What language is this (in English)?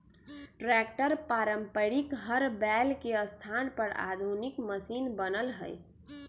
Magahi